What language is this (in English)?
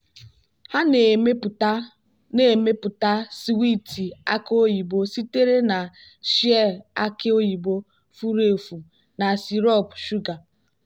Igbo